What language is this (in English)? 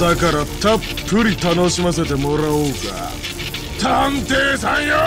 Japanese